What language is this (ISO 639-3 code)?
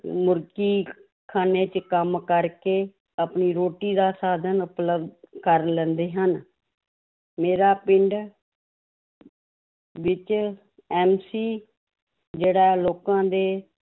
pan